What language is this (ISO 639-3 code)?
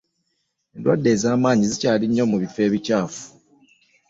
lug